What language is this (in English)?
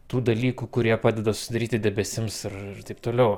Lithuanian